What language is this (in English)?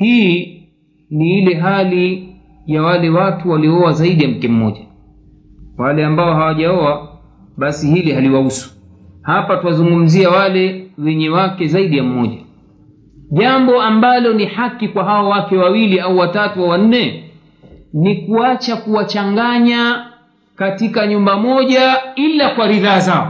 Swahili